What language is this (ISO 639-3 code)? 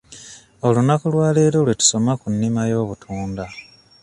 lug